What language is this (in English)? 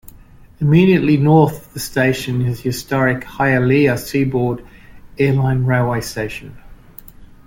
English